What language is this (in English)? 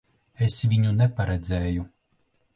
Latvian